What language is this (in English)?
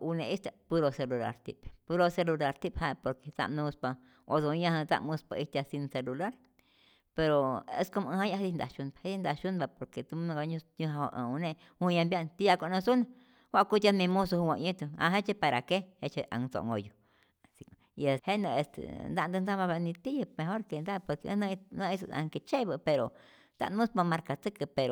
Rayón Zoque